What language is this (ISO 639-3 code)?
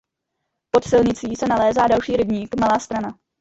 ces